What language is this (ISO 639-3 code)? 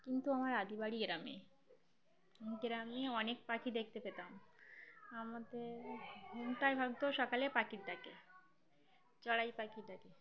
ben